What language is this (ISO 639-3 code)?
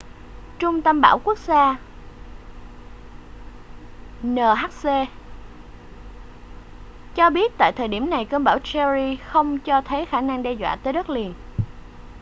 vie